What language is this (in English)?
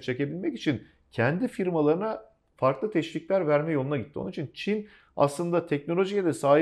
Turkish